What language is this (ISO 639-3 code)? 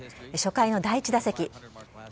jpn